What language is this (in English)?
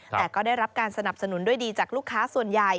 Thai